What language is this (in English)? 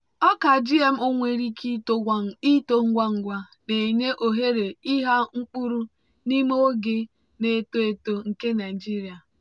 Igbo